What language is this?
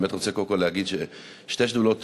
Hebrew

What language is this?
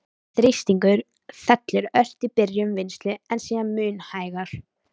Icelandic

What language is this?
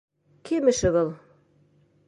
Bashkir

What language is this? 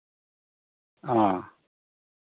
Santali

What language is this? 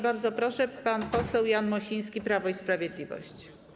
Polish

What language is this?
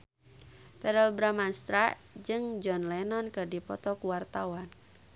Sundanese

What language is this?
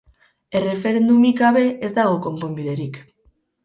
Basque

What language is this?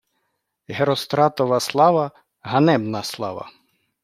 Ukrainian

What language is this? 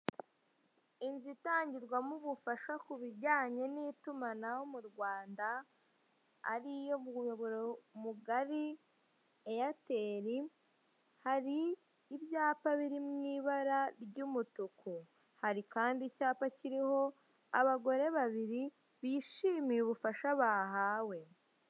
Kinyarwanda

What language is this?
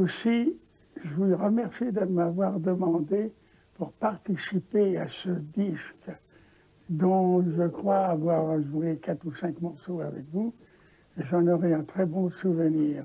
Dutch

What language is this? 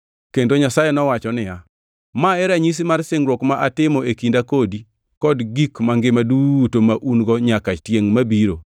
Luo (Kenya and Tanzania)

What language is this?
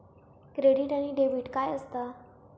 Marathi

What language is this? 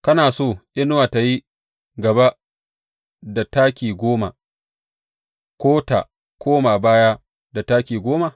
Hausa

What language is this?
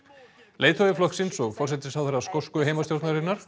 Icelandic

